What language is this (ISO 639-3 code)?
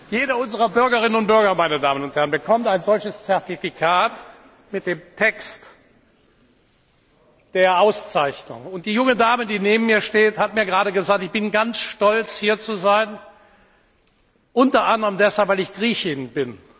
deu